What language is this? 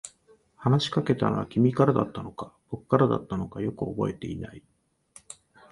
Japanese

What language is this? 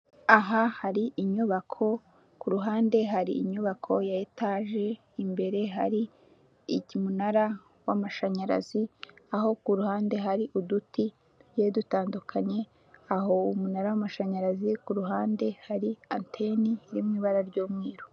Kinyarwanda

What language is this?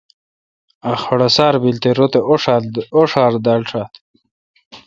Kalkoti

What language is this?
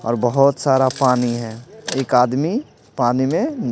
Hindi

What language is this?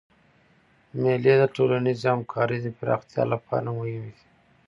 Pashto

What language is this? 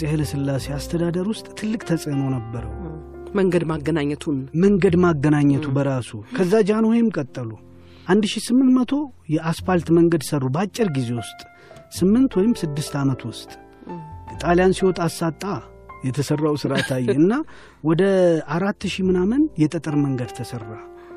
Amharic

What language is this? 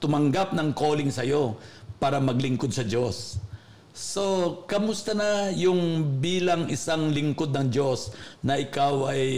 Filipino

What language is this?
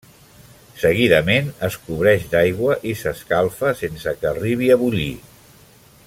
Catalan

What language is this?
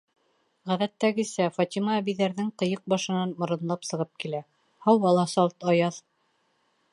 Bashkir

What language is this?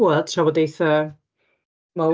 Welsh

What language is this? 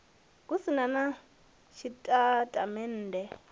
Venda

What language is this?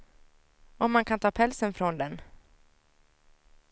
Swedish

